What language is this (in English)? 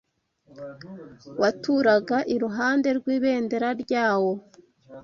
Kinyarwanda